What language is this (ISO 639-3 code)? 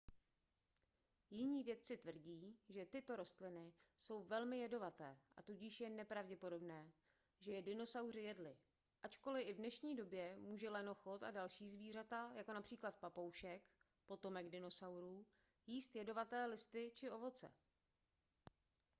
ces